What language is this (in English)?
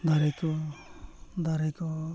Santali